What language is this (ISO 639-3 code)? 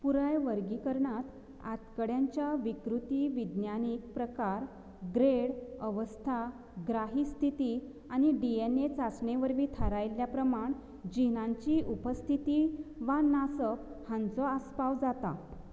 kok